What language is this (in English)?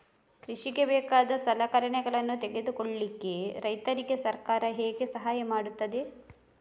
Kannada